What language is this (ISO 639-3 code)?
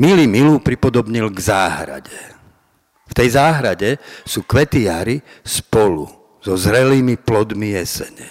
slk